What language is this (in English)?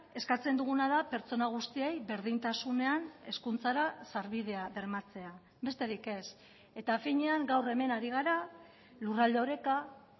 Basque